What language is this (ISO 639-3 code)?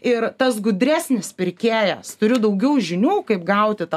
lit